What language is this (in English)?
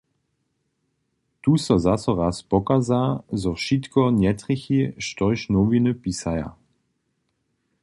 Upper Sorbian